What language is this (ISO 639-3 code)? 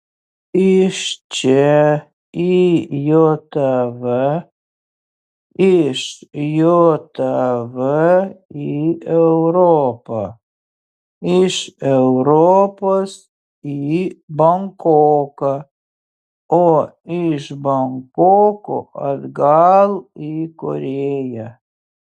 lit